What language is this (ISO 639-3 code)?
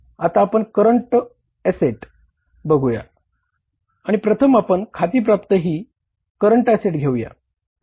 mar